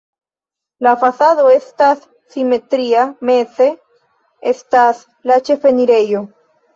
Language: Esperanto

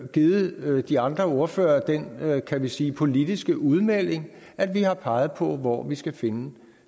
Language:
Danish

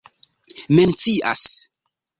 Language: Esperanto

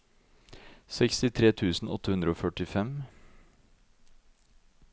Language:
Norwegian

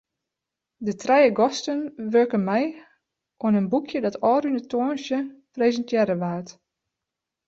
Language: Western Frisian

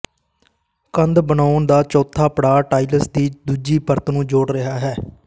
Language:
Punjabi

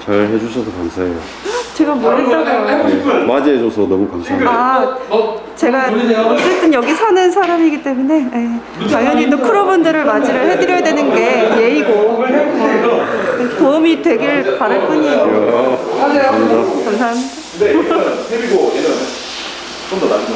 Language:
Korean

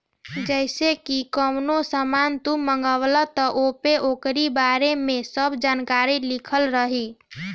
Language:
Bhojpuri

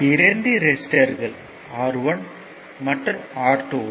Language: Tamil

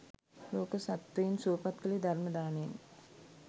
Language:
Sinhala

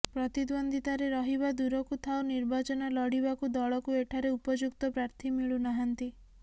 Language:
Odia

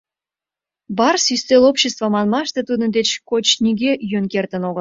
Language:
Mari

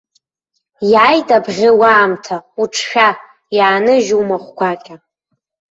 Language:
Abkhazian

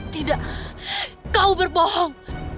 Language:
Indonesian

